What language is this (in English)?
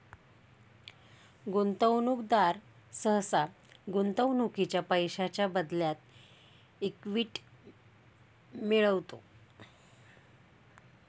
Marathi